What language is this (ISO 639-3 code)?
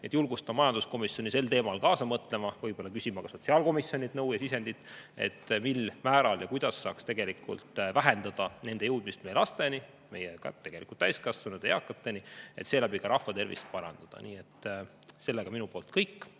est